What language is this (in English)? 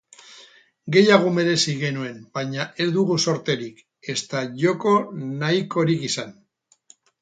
Basque